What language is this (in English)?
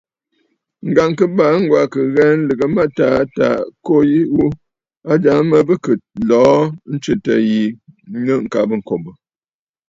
Bafut